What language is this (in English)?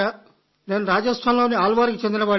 Telugu